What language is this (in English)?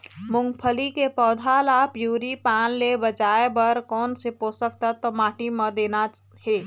Chhattisgarhi